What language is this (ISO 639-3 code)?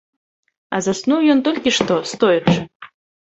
bel